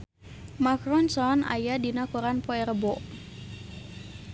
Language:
Sundanese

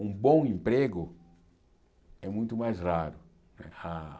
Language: Portuguese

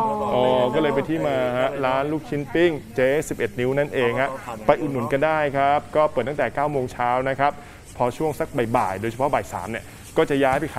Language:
Thai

